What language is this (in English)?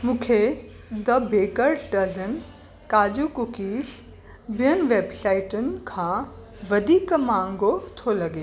Sindhi